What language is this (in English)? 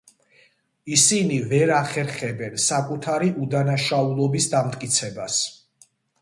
Georgian